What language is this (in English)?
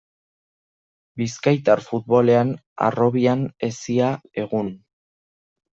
Basque